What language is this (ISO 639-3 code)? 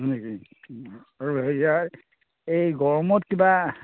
asm